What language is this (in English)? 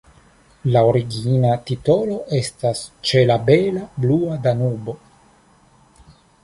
Esperanto